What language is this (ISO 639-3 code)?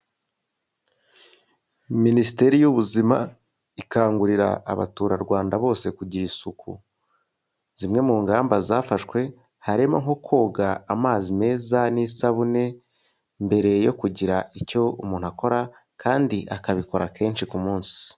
kin